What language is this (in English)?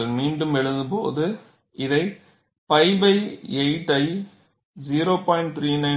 Tamil